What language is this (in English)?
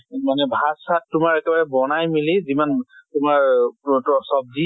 Assamese